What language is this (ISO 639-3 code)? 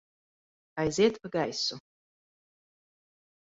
lav